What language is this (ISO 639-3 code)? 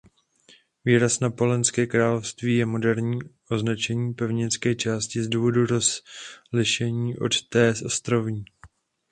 ces